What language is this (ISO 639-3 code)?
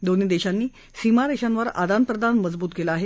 mar